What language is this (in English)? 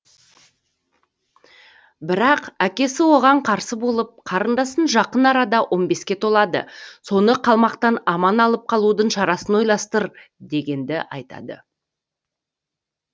Kazakh